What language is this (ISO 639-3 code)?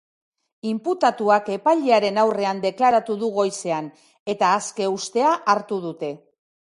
eus